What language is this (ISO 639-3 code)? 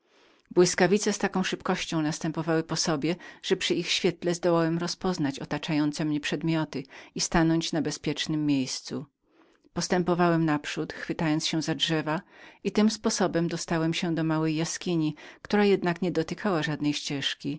pol